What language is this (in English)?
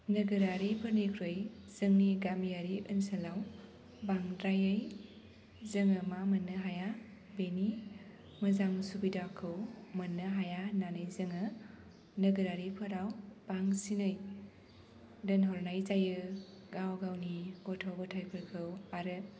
Bodo